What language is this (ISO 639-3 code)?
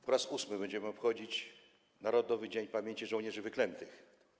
pol